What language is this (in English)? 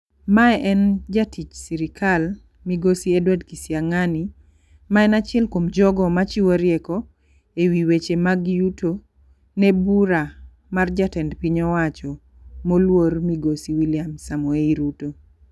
Luo (Kenya and Tanzania)